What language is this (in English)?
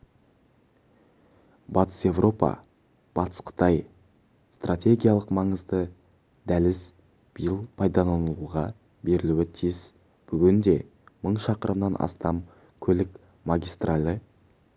Kazakh